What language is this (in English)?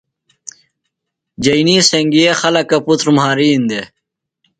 Phalura